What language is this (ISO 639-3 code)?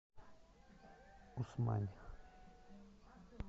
rus